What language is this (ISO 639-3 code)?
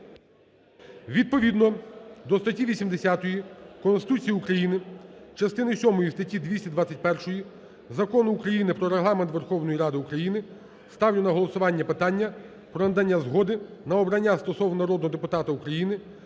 ukr